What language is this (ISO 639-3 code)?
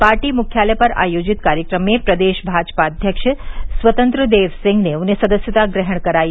hin